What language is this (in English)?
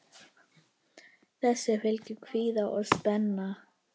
Icelandic